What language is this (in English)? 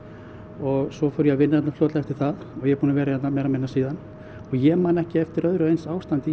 Icelandic